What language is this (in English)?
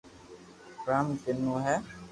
Loarki